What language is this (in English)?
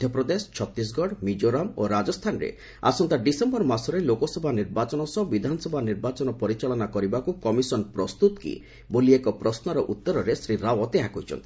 Odia